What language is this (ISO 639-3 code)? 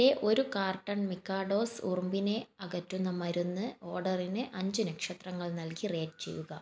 mal